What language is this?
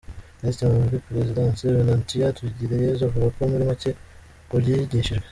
Kinyarwanda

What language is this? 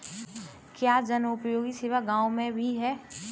Hindi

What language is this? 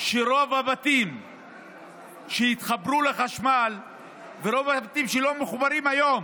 Hebrew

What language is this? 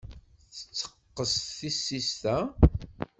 Kabyle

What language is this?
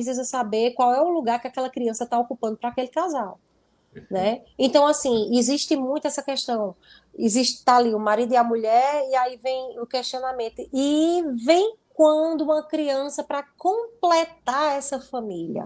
Portuguese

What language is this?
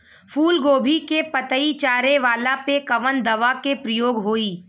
Bhojpuri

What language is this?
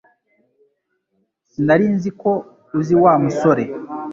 Kinyarwanda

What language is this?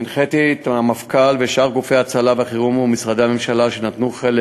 Hebrew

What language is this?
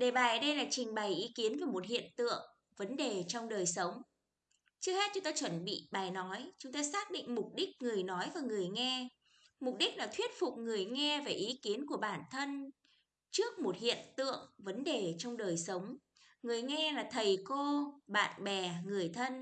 Vietnamese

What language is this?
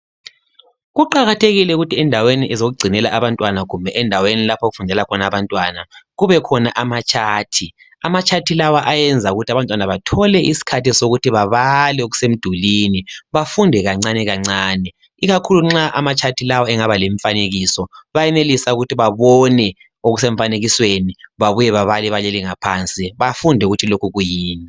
North Ndebele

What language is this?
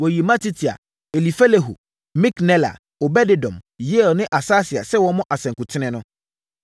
Akan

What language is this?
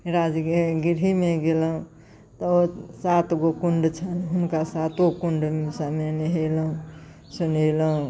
Maithili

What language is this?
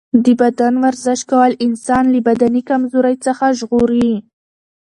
Pashto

